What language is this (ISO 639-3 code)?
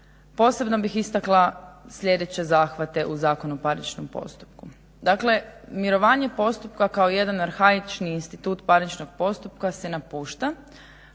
hrv